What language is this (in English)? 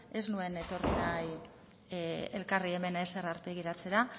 Basque